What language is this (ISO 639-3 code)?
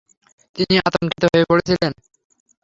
ben